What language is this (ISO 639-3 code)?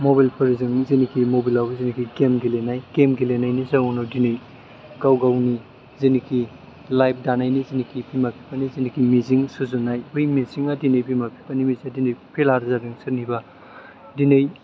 brx